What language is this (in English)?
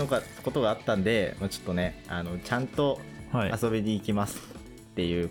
Japanese